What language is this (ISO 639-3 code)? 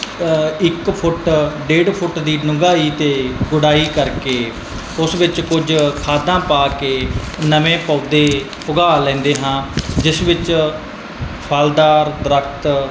pan